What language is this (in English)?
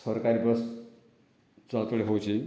Odia